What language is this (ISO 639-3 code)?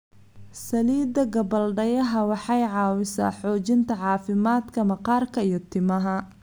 som